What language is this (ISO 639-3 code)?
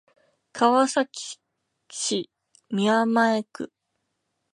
jpn